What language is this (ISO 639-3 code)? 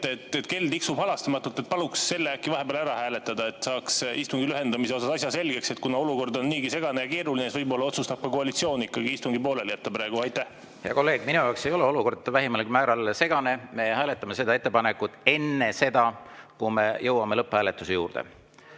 est